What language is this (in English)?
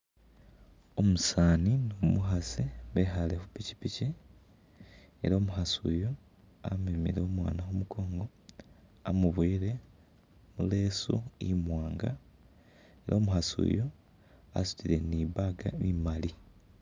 Masaaba